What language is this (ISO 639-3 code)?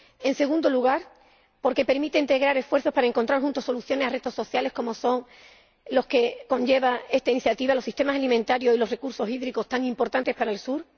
spa